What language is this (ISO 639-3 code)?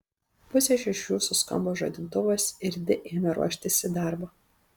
lit